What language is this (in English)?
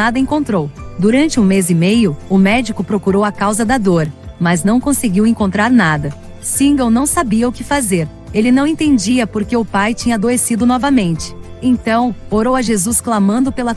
Portuguese